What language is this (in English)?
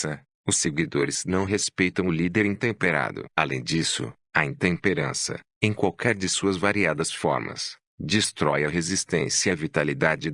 Portuguese